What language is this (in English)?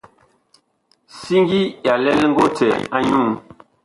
Bakoko